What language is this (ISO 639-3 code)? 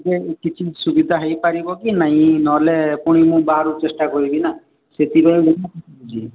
ori